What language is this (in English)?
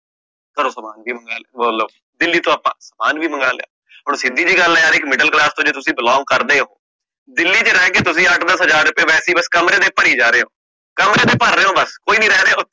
Punjabi